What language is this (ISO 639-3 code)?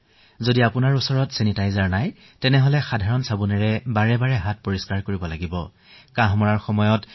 asm